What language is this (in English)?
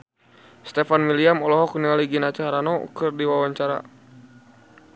Sundanese